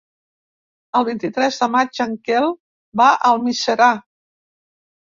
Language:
Catalan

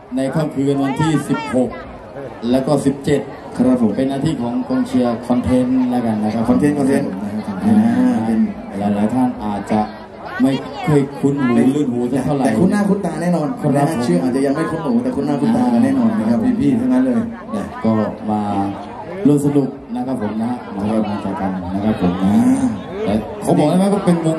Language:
Thai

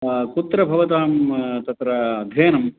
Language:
Sanskrit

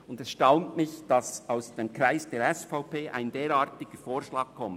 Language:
Swiss German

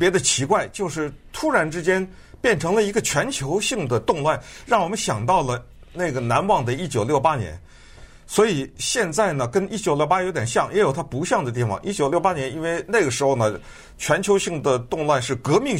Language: Chinese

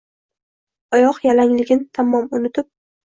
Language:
Uzbek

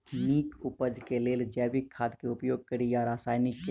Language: Maithili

